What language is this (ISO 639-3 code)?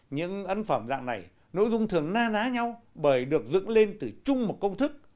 vie